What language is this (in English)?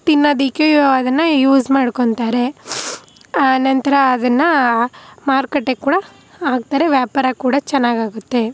Kannada